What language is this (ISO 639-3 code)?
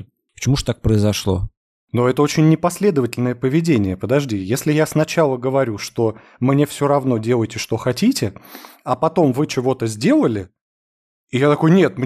rus